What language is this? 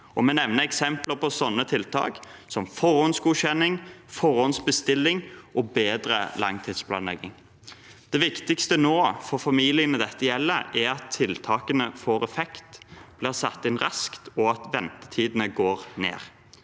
Norwegian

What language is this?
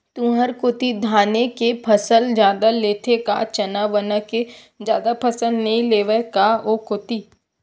Chhattisgarhi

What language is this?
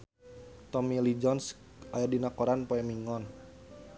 Sundanese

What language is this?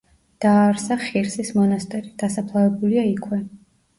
Georgian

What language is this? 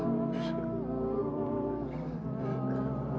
Indonesian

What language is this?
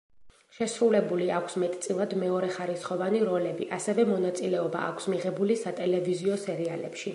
Georgian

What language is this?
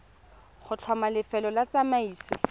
Tswana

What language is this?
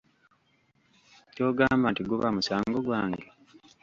Ganda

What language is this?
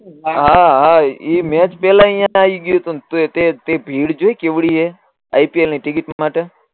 Gujarati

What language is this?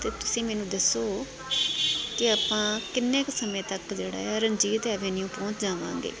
Punjabi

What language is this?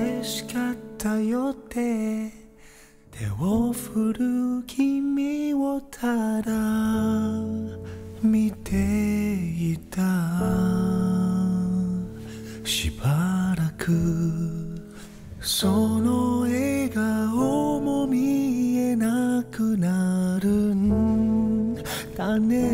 Korean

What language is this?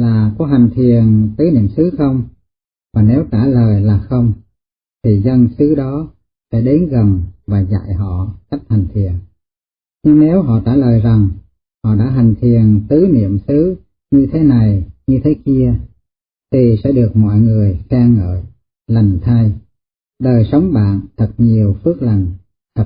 Vietnamese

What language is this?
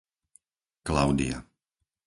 Slovak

